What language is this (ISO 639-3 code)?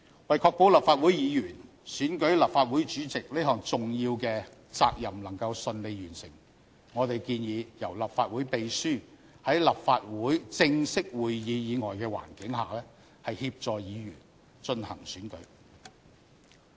yue